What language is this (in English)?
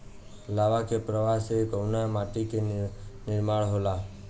Bhojpuri